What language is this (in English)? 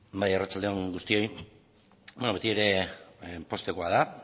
Basque